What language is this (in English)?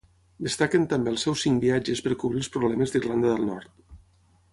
Catalan